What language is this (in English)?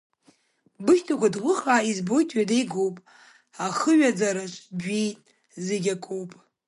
Abkhazian